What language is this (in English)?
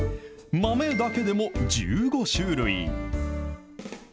Japanese